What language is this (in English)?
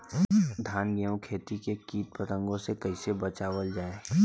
Bhojpuri